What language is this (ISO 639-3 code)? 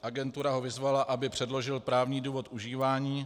ces